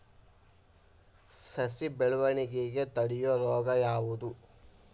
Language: Kannada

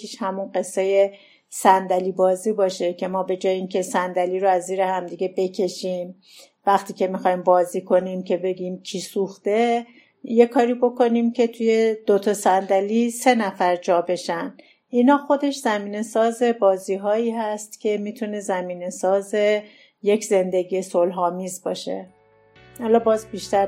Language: Persian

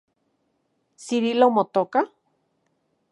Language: Central Puebla Nahuatl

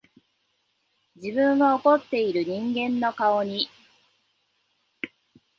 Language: Japanese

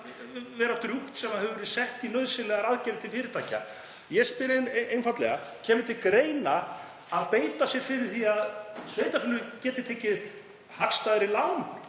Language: Icelandic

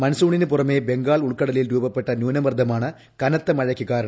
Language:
Malayalam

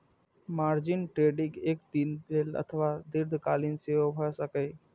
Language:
Maithili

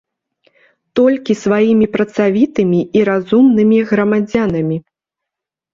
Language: Belarusian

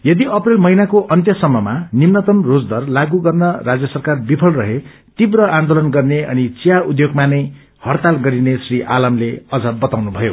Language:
Nepali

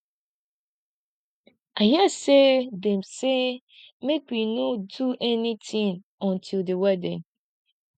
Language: Nigerian Pidgin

